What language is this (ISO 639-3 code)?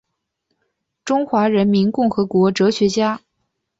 zho